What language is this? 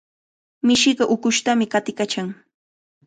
Cajatambo North Lima Quechua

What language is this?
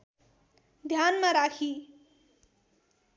Nepali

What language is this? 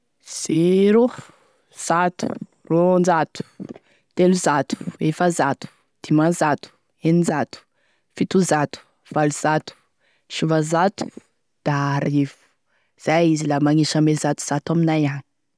Tesaka Malagasy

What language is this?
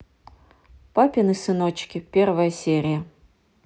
Russian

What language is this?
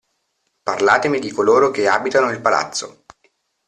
Italian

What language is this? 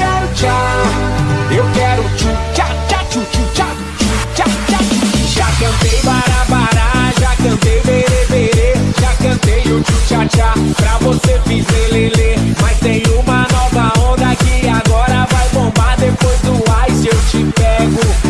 Korean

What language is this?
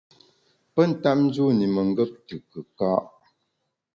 Bamun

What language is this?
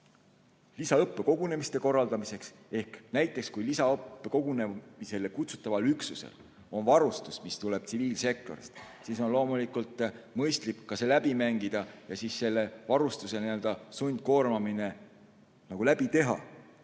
Estonian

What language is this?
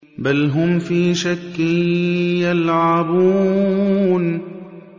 Arabic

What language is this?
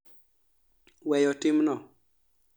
Luo (Kenya and Tanzania)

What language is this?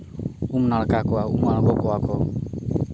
Santali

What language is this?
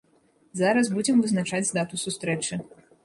Belarusian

